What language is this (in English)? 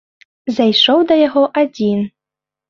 Belarusian